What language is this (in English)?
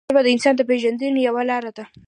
Pashto